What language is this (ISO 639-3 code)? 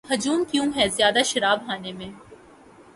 urd